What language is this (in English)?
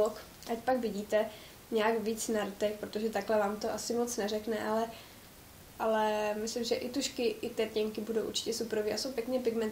Czech